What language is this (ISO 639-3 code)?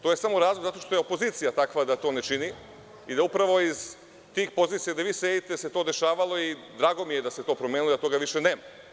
srp